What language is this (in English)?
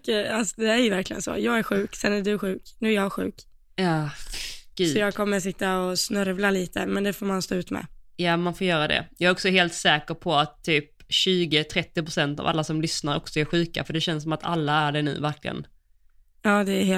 Swedish